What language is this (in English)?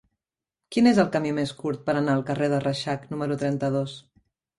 Catalan